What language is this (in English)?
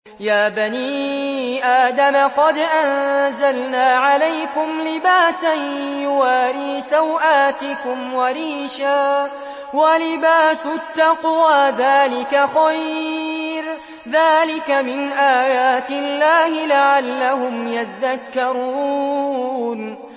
Arabic